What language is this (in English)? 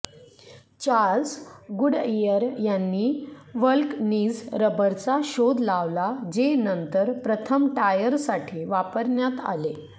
Marathi